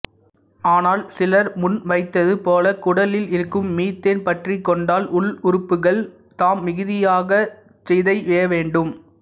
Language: Tamil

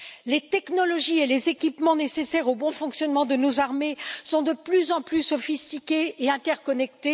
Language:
French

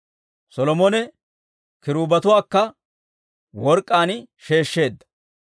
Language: Dawro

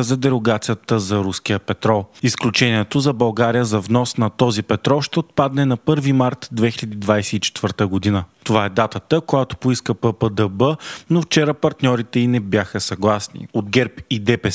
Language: Bulgarian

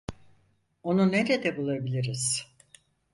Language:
Turkish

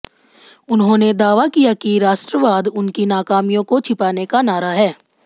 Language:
Hindi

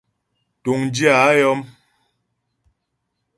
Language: Ghomala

